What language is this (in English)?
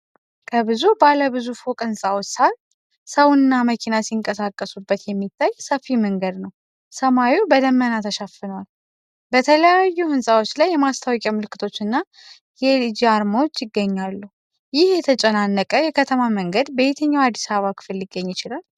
Amharic